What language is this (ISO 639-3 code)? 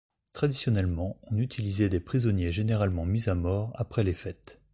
fra